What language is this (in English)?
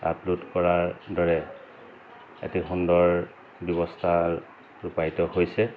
Assamese